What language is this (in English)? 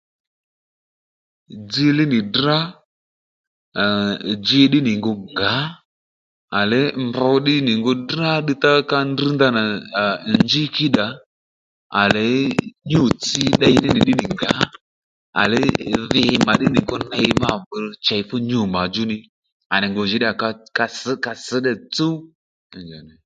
Lendu